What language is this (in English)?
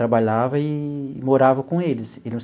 Portuguese